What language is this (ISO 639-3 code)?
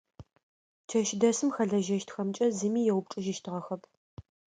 ady